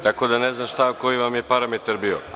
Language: Serbian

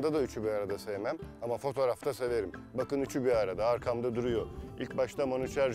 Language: Turkish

